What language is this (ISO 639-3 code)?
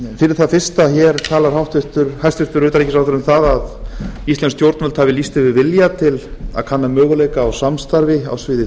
isl